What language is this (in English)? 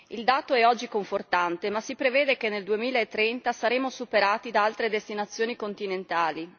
Italian